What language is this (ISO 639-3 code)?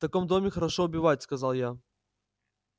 rus